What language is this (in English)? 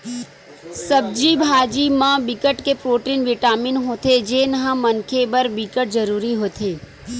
Chhattisgarhi